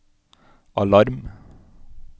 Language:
Norwegian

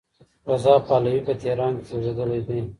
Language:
Pashto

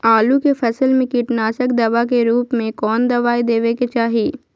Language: Magahi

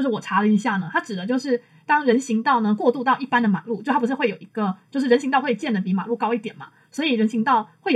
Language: Chinese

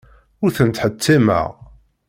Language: Kabyle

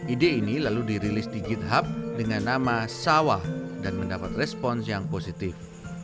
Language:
Indonesian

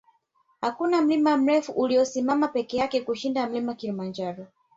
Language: Swahili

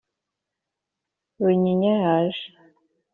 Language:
Kinyarwanda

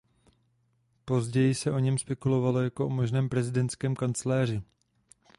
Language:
Czech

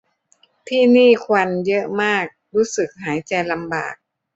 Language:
Thai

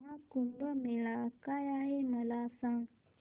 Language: Marathi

